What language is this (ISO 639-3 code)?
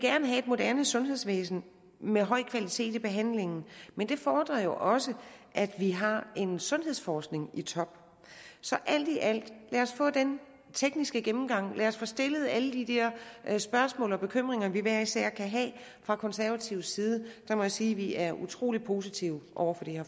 dan